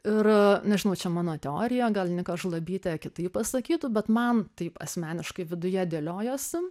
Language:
Lithuanian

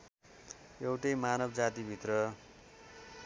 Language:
Nepali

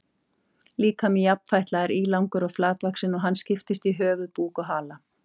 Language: Icelandic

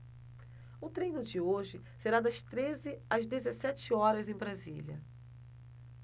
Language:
Portuguese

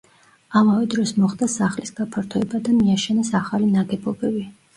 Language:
Georgian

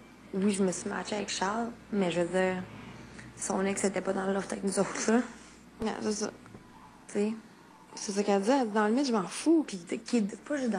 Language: French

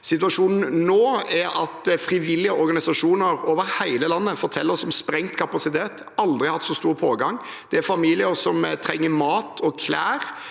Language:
Norwegian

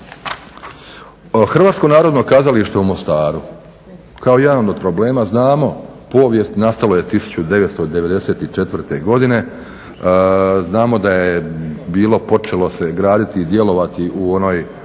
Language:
Croatian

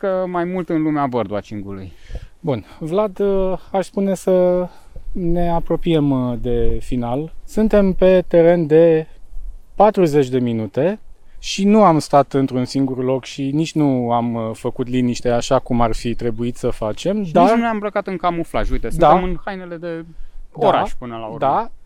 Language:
Romanian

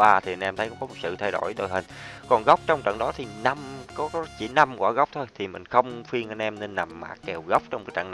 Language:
Vietnamese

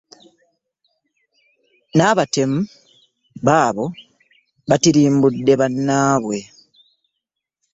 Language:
Ganda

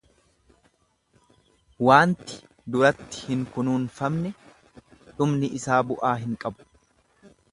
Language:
Oromo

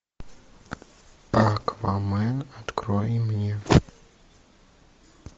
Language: Russian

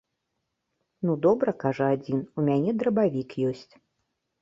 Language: Belarusian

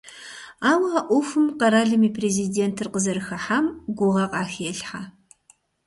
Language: Kabardian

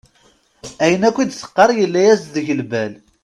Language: Kabyle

